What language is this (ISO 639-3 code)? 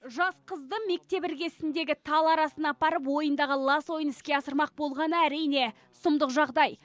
kaz